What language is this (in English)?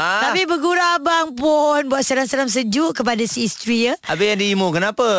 Malay